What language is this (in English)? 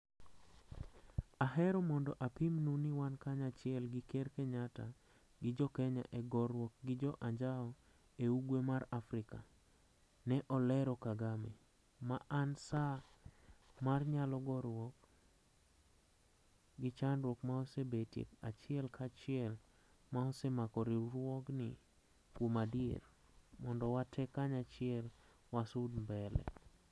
Luo (Kenya and Tanzania)